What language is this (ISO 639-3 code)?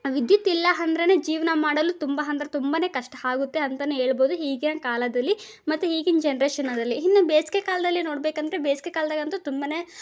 kan